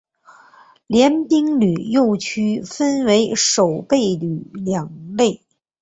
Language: Chinese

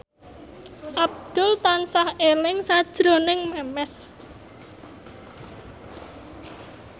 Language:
Javanese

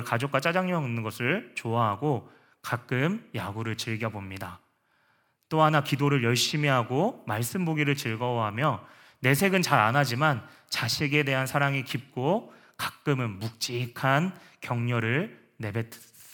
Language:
Korean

